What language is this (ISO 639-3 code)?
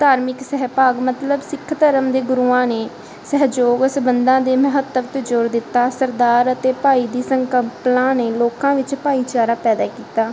pan